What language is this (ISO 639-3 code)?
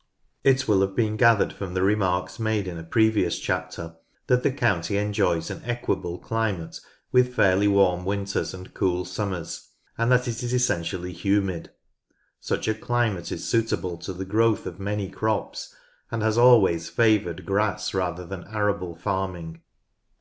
eng